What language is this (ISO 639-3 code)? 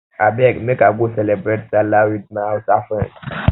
pcm